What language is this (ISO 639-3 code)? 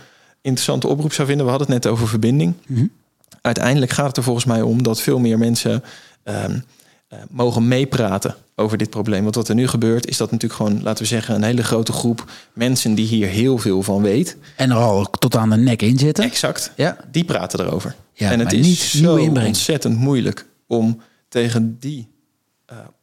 nld